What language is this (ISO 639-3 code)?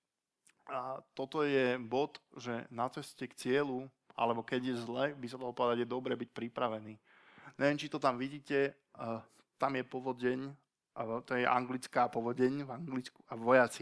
slk